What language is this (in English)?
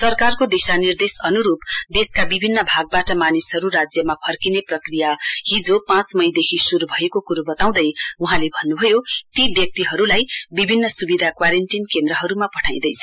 Nepali